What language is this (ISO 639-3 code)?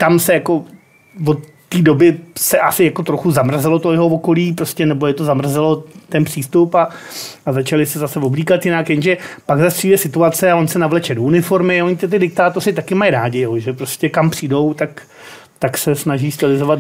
ces